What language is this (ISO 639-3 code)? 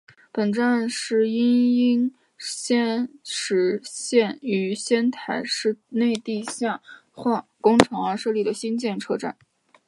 zho